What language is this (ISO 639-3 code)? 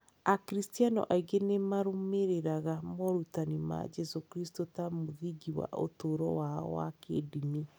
kik